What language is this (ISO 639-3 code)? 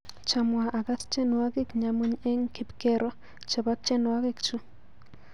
kln